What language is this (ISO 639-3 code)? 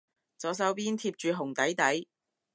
yue